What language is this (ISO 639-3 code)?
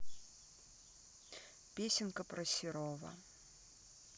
rus